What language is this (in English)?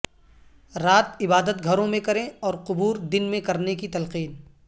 Urdu